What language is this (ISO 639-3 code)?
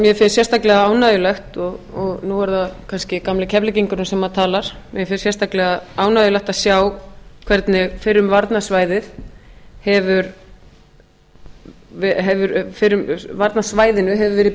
isl